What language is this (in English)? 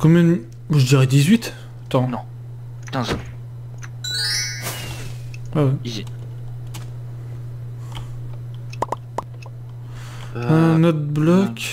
French